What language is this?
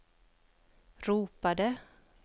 Swedish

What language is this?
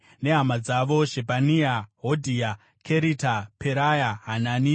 Shona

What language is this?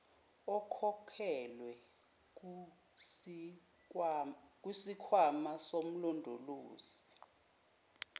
Zulu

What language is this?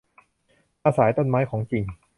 Thai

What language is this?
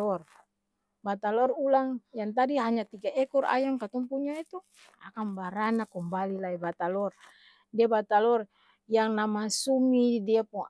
Ambonese Malay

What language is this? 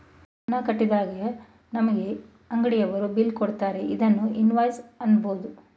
Kannada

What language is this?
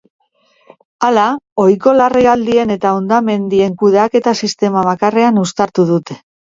Basque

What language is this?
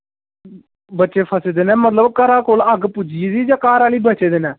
Dogri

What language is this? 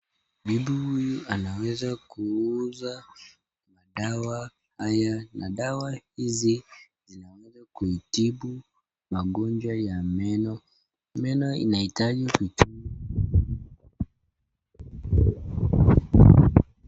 Swahili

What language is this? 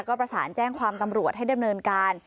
Thai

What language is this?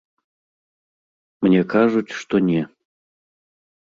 Belarusian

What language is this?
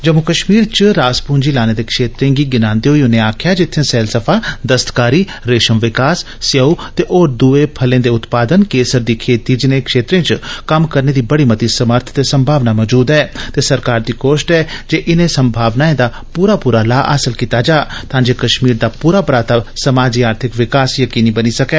Dogri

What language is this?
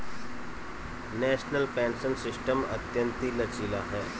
Hindi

